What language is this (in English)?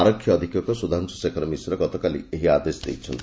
Odia